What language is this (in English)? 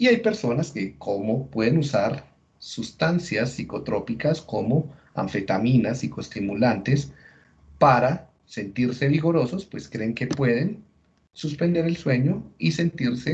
Spanish